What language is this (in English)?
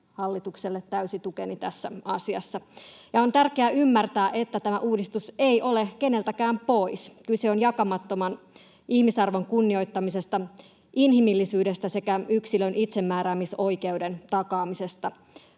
Finnish